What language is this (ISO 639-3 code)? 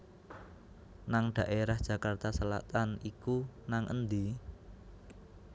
jav